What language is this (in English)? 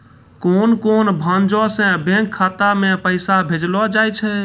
Maithili